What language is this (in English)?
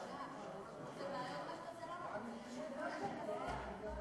Hebrew